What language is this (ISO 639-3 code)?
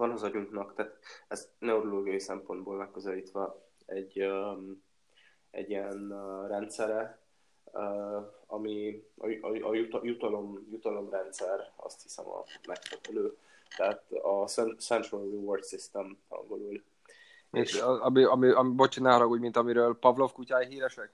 hun